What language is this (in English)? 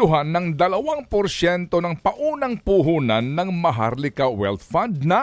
Filipino